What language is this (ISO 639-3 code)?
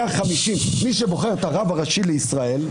heb